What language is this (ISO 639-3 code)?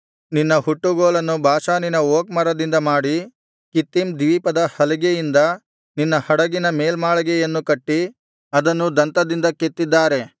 kan